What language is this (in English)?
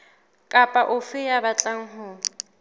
Southern Sotho